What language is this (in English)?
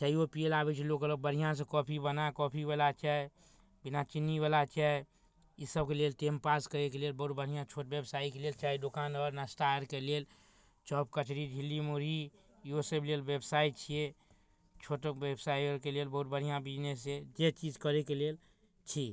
Maithili